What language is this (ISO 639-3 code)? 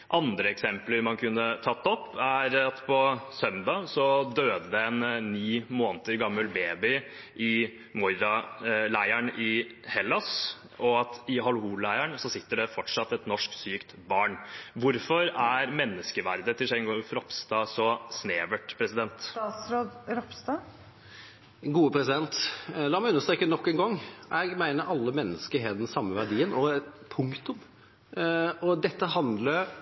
nob